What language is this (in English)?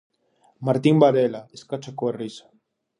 Galician